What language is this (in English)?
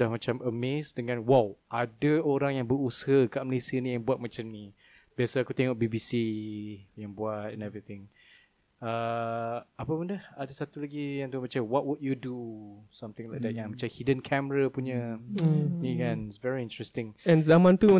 Malay